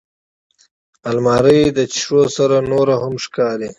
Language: Pashto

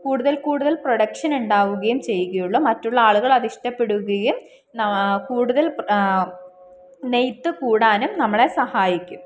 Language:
Malayalam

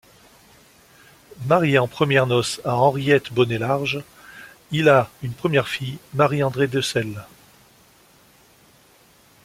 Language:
French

